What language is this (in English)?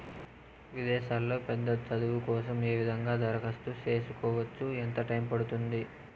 Telugu